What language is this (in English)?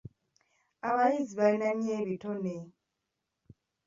Ganda